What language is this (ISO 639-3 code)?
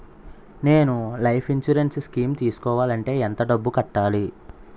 tel